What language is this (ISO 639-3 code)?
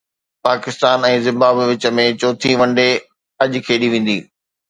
snd